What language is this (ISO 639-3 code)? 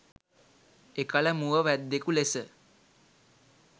sin